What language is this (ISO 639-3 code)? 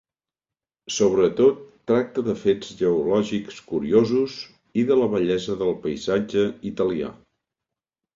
cat